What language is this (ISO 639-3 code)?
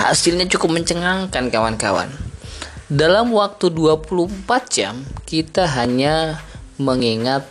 ind